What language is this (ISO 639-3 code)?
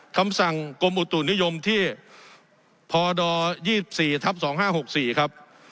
tha